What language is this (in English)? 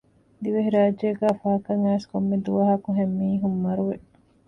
Divehi